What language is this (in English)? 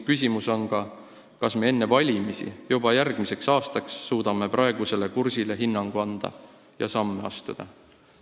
Estonian